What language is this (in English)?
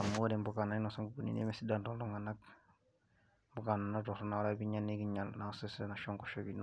Masai